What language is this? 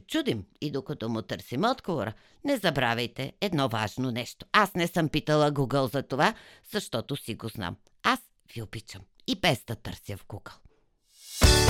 Bulgarian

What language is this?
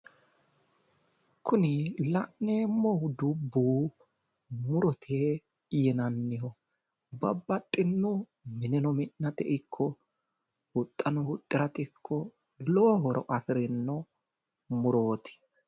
Sidamo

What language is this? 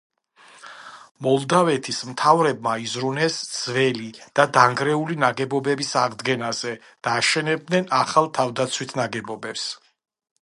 Georgian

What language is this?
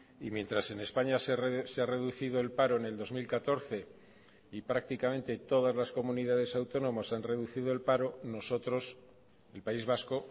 Spanish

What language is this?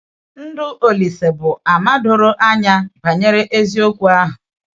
Igbo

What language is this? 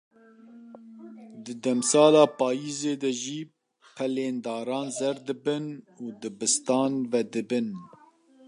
Kurdish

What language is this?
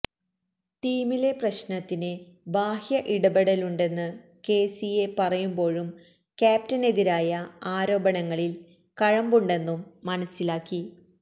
Malayalam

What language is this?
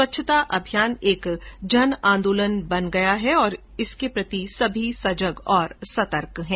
Hindi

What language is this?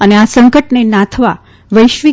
Gujarati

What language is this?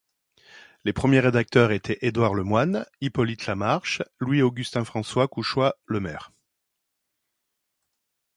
French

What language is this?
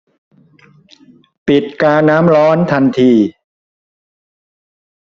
Thai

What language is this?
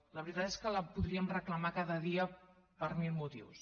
Catalan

